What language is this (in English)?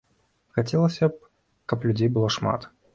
Belarusian